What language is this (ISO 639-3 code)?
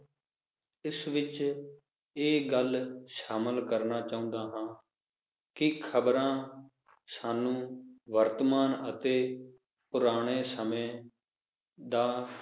pan